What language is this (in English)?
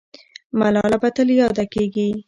Pashto